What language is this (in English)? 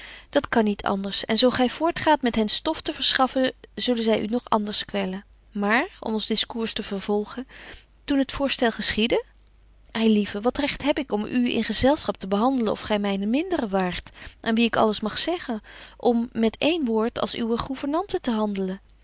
Dutch